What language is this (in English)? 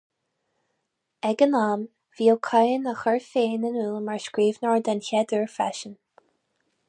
Irish